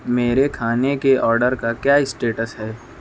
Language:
Urdu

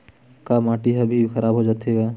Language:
Chhattisgarhi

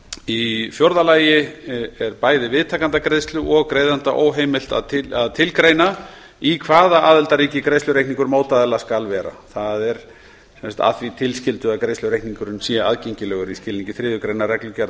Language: Icelandic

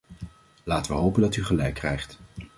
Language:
Dutch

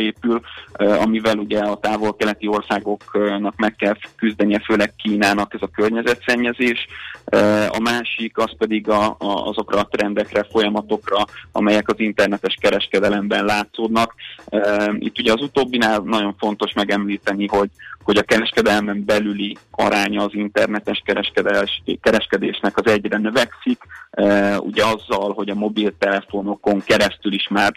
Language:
Hungarian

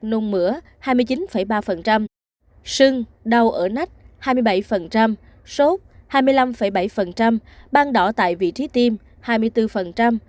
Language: Vietnamese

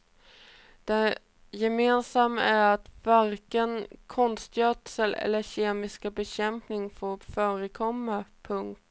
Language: Swedish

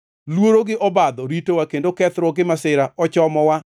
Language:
Luo (Kenya and Tanzania)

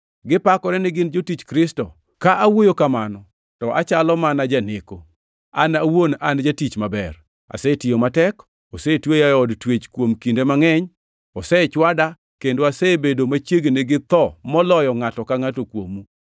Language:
Luo (Kenya and Tanzania)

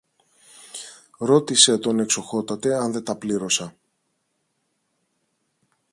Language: Greek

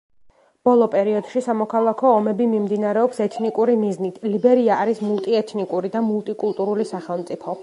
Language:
Georgian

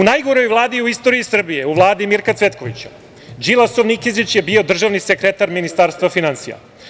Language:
Serbian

